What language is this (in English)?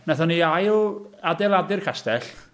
Welsh